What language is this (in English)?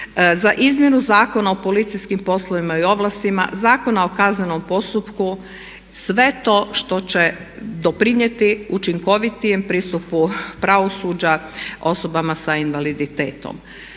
Croatian